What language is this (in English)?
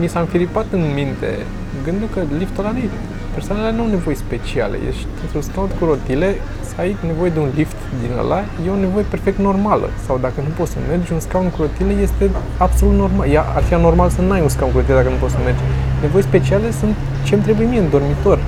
Romanian